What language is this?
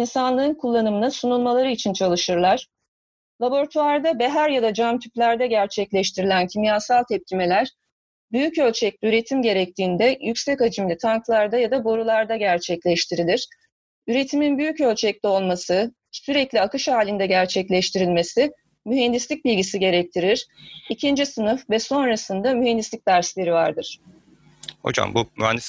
Turkish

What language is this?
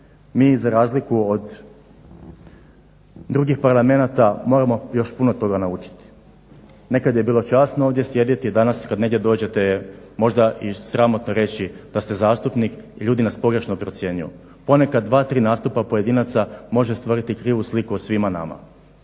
Croatian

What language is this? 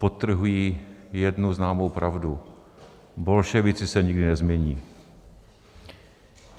Czech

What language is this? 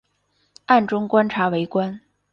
Chinese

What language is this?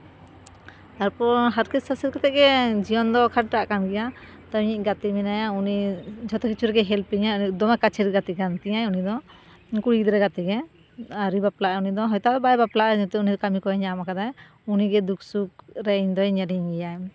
Santali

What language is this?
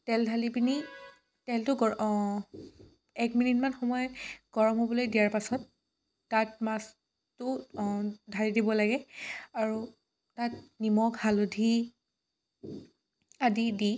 Assamese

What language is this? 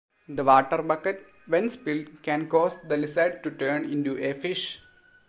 English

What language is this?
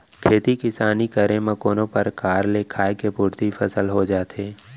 Chhattisgarhi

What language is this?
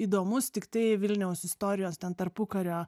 Lithuanian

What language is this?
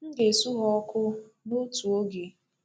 Igbo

